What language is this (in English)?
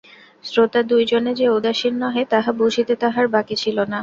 Bangla